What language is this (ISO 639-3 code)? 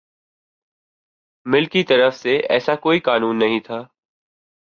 urd